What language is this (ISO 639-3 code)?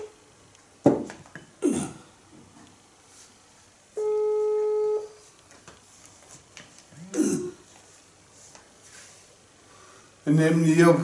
nld